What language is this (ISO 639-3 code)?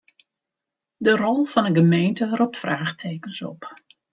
fry